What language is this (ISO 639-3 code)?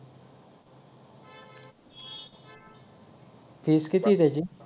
mar